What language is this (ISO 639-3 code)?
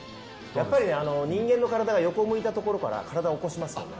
jpn